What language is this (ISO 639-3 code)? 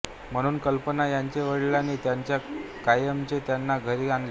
mar